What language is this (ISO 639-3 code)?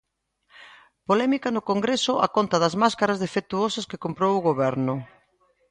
glg